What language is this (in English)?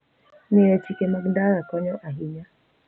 Luo (Kenya and Tanzania)